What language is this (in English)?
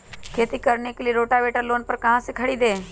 Magahi